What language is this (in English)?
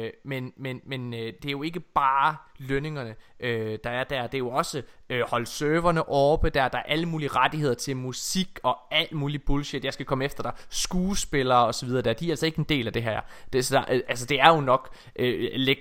Danish